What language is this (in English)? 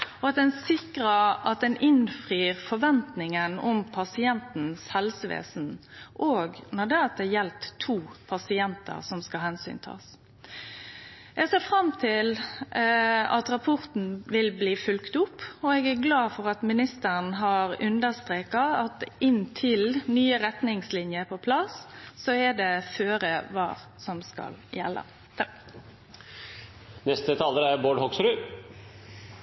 Norwegian